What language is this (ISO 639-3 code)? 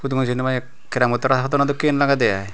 ccp